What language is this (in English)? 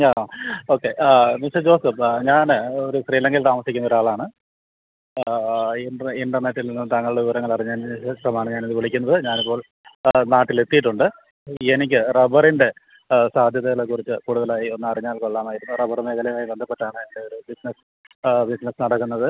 Malayalam